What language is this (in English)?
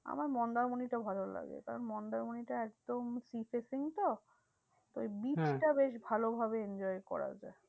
Bangla